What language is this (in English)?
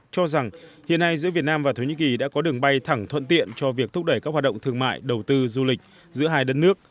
Vietnamese